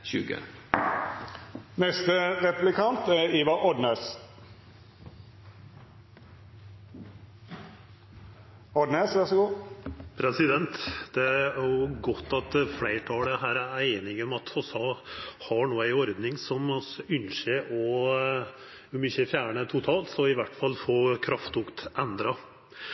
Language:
Norwegian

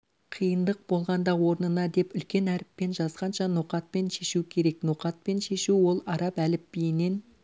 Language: Kazakh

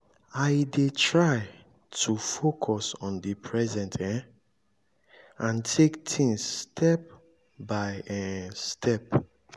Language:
Nigerian Pidgin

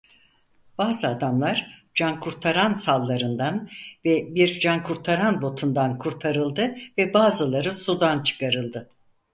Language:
Turkish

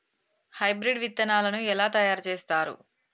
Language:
Telugu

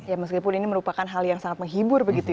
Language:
Indonesian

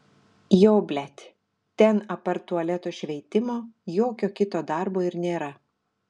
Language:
Lithuanian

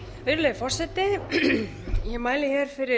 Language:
Icelandic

